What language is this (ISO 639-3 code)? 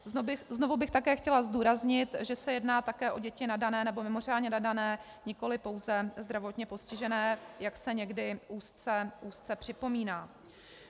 ces